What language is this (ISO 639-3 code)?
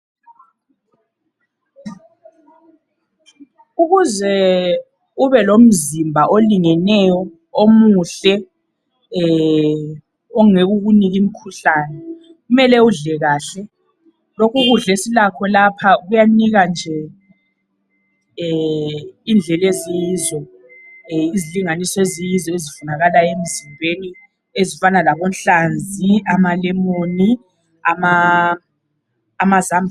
nde